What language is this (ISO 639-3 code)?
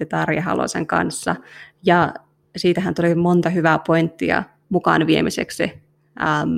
fin